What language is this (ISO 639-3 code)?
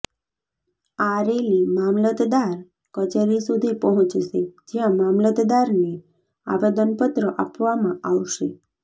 guj